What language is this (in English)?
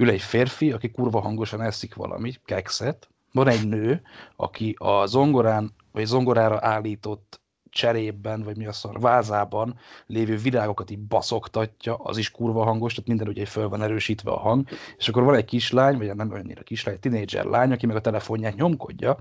Hungarian